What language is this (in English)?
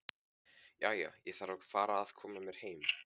Icelandic